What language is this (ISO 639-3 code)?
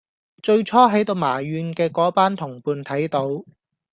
yue